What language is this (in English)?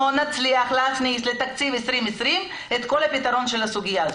Hebrew